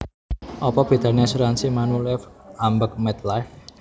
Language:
Javanese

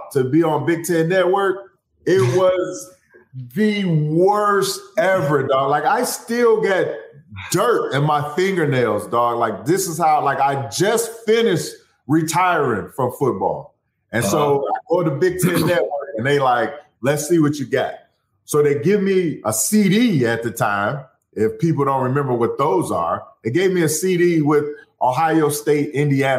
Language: English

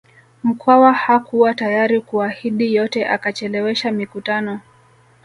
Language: Swahili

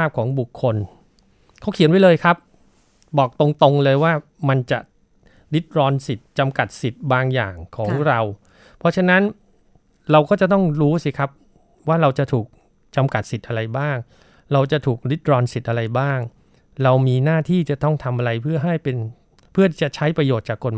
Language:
Thai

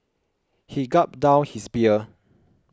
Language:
English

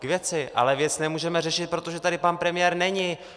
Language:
Czech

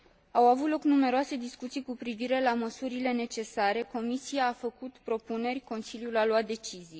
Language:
Romanian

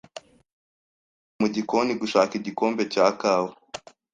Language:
Kinyarwanda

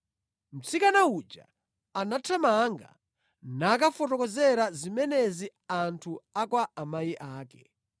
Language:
Nyanja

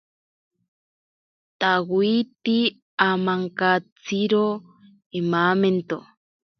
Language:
Ashéninka Perené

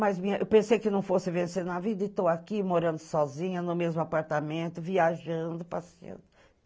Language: Portuguese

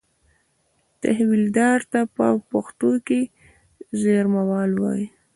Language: Pashto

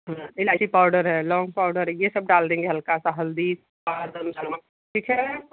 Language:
Hindi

